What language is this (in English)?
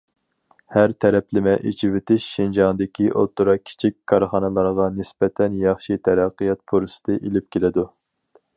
Uyghur